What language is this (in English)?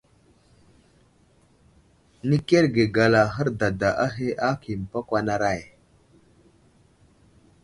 Wuzlam